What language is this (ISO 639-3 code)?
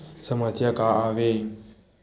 hne